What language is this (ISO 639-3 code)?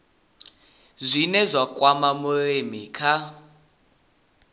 ven